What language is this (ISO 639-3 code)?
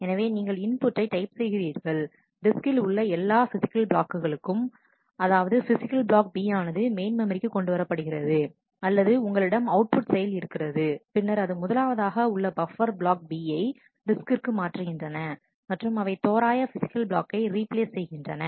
tam